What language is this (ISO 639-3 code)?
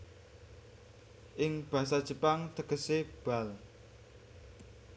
jav